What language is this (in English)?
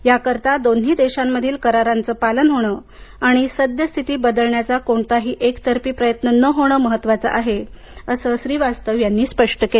Marathi